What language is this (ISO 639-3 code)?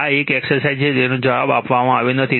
guj